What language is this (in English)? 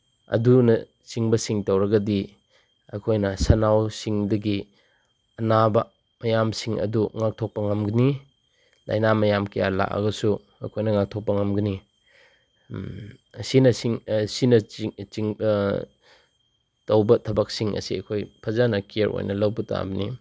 Manipuri